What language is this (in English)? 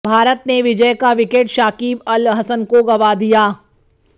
Hindi